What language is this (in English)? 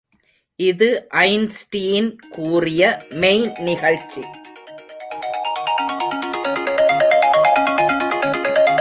Tamil